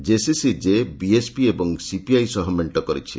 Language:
Odia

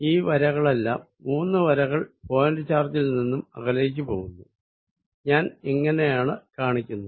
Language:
Malayalam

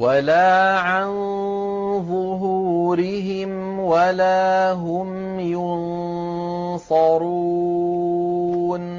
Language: Arabic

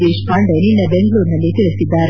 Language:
Kannada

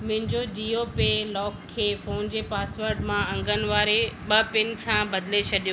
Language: Sindhi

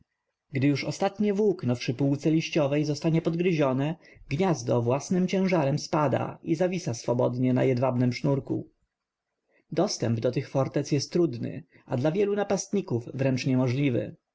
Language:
Polish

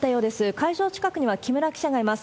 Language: Japanese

